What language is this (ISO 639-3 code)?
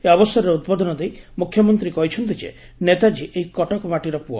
ori